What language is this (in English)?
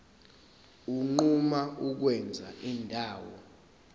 Zulu